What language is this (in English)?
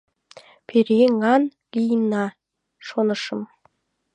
Mari